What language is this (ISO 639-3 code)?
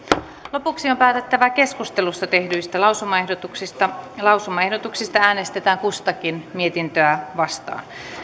fin